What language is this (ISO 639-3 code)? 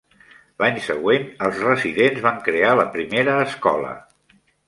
cat